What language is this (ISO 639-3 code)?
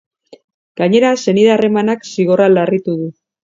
eus